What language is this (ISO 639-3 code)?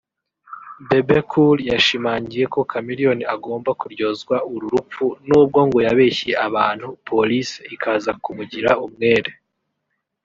kin